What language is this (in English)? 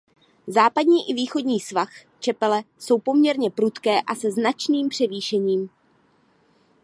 Czech